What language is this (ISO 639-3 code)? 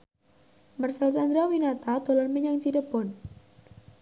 jav